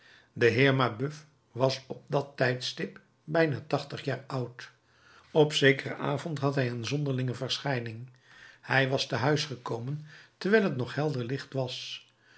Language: Dutch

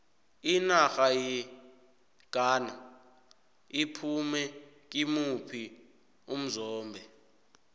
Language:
South Ndebele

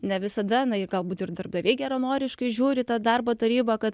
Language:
Lithuanian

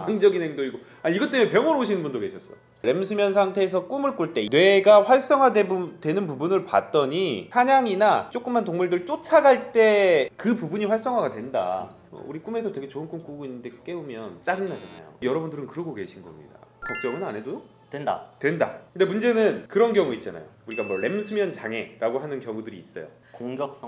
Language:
Korean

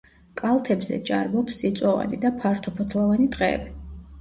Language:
Georgian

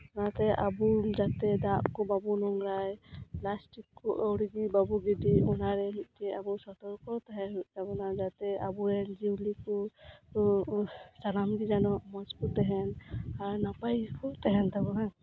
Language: Santali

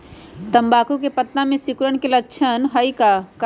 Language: Magahi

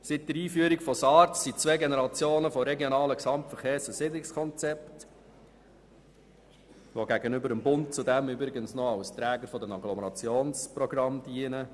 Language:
Swiss German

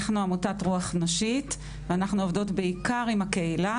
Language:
Hebrew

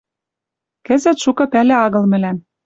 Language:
Western Mari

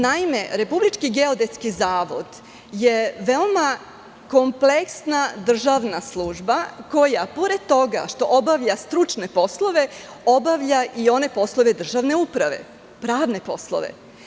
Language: Serbian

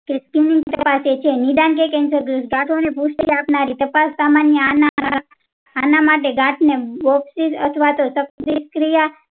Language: Gujarati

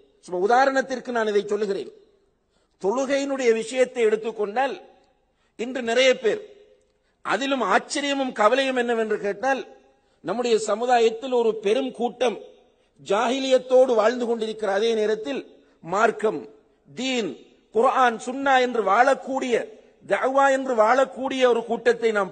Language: Arabic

